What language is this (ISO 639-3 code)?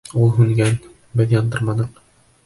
bak